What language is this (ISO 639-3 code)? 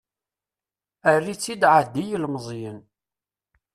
kab